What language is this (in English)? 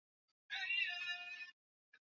Swahili